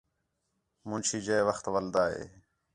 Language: Khetrani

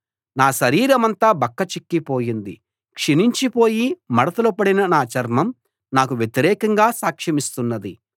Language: Telugu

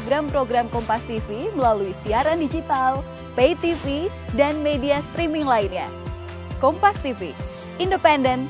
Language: Indonesian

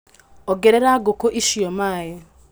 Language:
Kikuyu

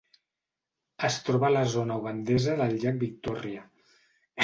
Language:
Catalan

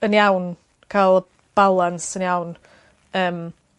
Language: Welsh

